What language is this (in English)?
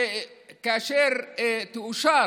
Hebrew